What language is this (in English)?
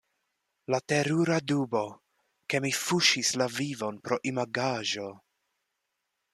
Esperanto